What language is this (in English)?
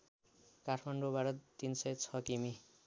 Nepali